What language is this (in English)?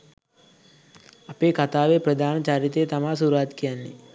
Sinhala